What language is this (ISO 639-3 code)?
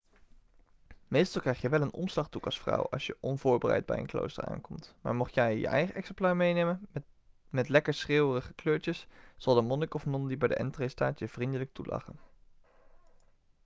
nld